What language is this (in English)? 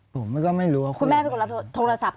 Thai